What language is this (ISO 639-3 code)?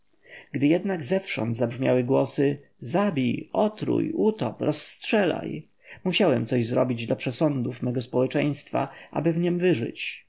pol